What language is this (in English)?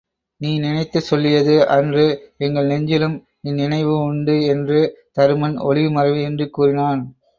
Tamil